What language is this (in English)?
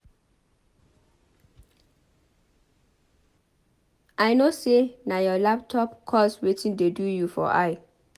Nigerian Pidgin